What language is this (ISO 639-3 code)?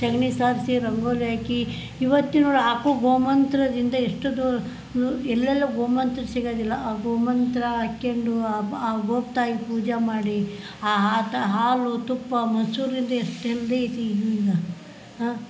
kan